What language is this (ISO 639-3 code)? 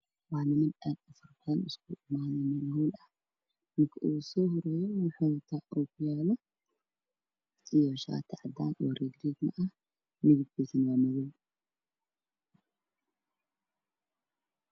som